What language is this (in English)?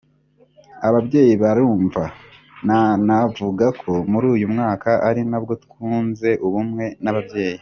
Kinyarwanda